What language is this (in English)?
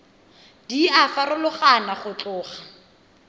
Tswana